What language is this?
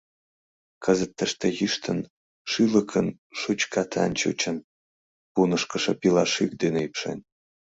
Mari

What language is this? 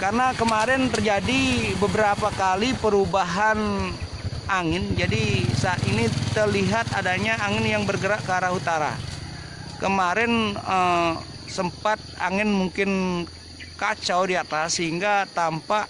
Indonesian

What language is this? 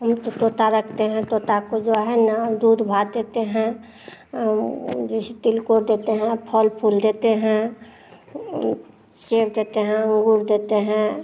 Hindi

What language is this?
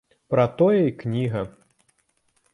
Belarusian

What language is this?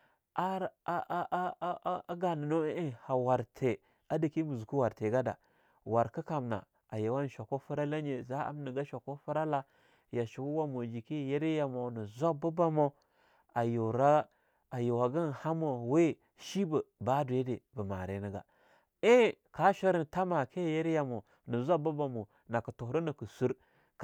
Longuda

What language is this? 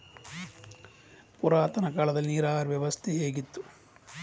Kannada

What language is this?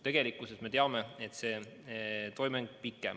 Estonian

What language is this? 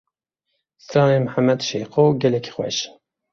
Kurdish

